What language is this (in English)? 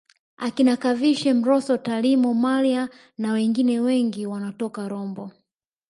Swahili